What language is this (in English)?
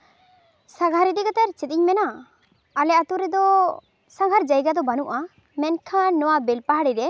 Santali